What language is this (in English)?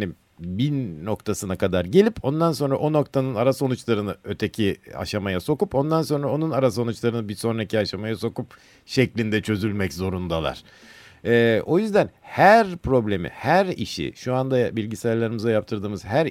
Turkish